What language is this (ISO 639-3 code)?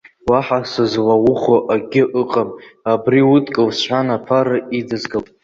abk